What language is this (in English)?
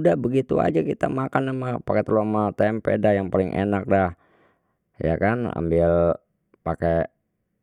Betawi